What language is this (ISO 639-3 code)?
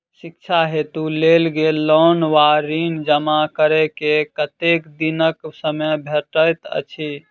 mai